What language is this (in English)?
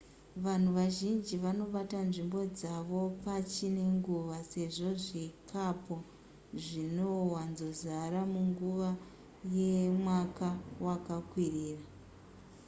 Shona